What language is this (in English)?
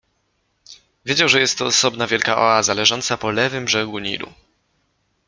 Polish